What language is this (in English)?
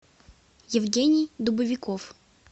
Russian